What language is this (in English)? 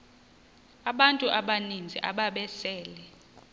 Xhosa